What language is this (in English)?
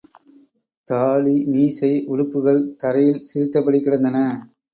Tamil